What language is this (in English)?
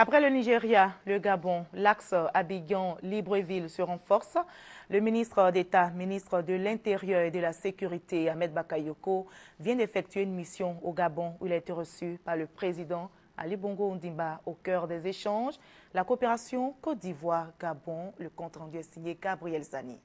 French